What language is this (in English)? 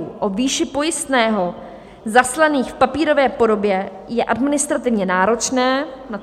Czech